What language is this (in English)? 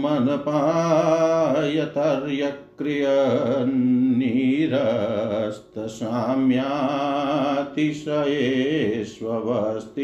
Hindi